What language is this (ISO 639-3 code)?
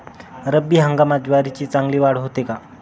mar